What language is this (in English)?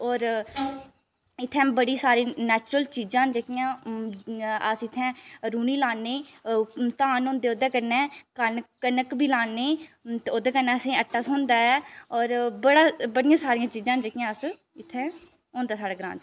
Dogri